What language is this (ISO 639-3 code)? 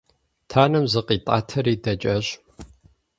kbd